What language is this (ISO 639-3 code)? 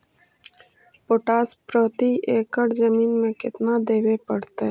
mag